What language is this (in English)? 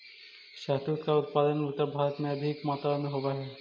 Magahi